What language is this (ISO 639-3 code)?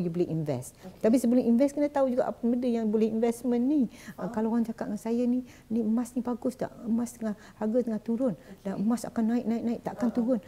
msa